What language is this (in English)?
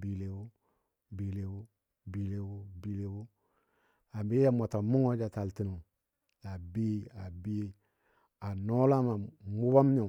Dadiya